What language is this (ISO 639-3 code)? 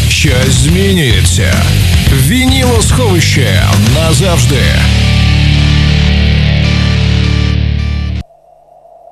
ukr